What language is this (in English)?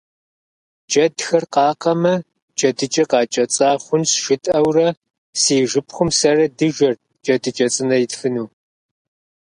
Kabardian